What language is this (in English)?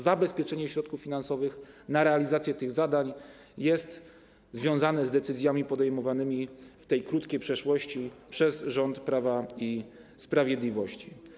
Polish